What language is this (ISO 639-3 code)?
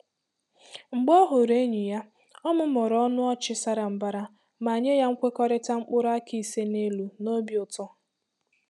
ibo